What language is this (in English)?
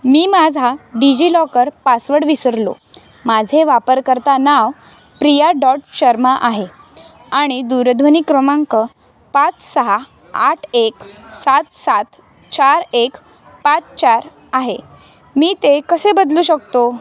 Marathi